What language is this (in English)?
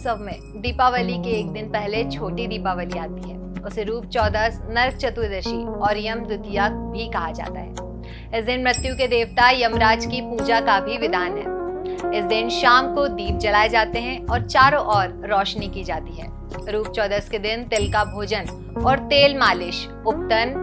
Hindi